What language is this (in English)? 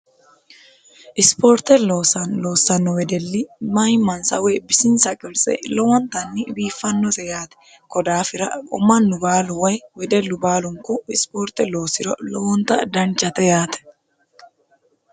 Sidamo